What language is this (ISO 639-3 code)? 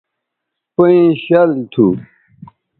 btv